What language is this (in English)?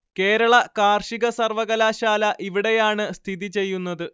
Malayalam